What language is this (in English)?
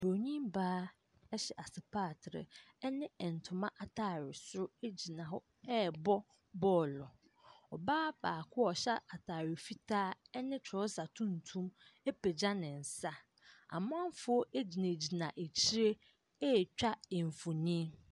Akan